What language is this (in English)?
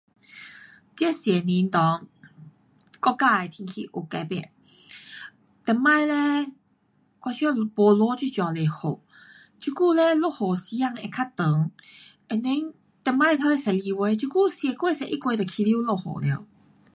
Pu-Xian Chinese